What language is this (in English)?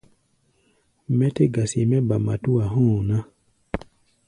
Gbaya